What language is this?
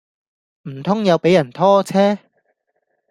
Cantonese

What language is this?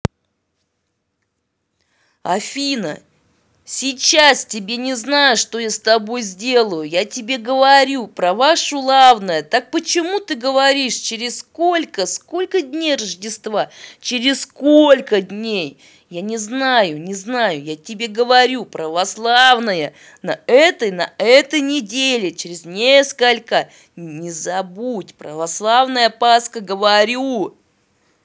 Russian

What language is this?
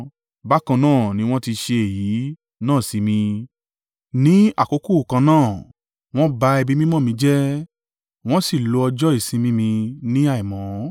Yoruba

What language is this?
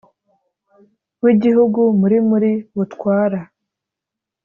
Kinyarwanda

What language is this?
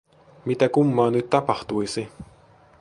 Finnish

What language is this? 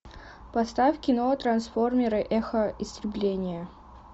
Russian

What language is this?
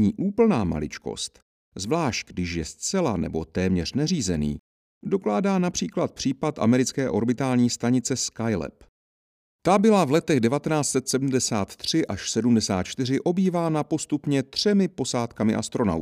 Czech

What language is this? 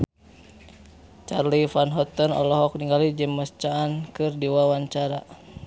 Sundanese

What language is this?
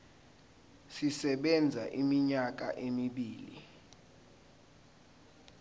Zulu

